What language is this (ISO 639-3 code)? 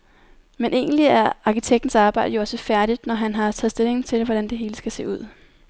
dan